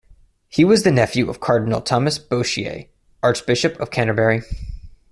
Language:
English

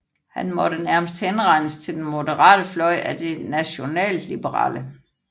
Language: Danish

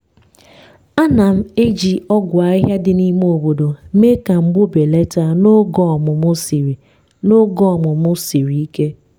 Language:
Igbo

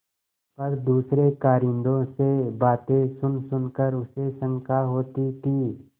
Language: Hindi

